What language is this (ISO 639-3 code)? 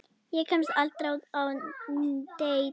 isl